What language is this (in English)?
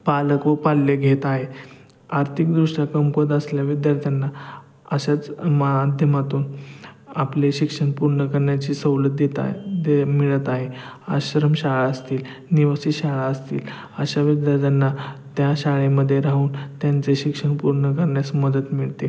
Marathi